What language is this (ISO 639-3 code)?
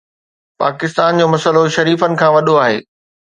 snd